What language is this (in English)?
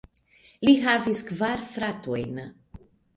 Esperanto